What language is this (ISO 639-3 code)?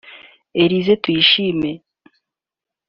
kin